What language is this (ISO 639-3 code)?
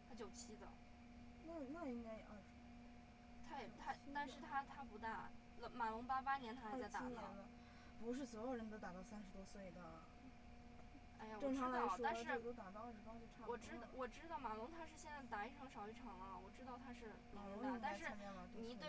zho